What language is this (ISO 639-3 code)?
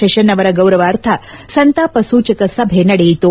kan